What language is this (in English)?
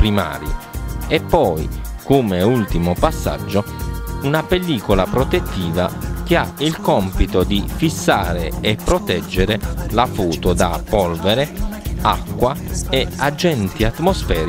Italian